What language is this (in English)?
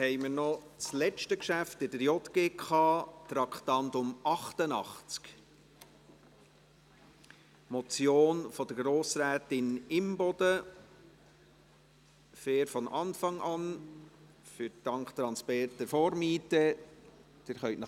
Swiss German